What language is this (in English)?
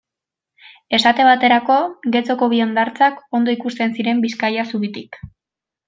Basque